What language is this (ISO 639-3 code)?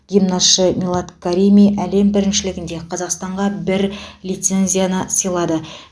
kaz